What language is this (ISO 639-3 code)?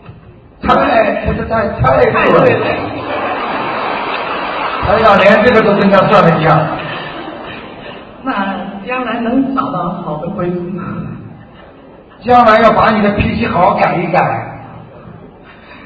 zho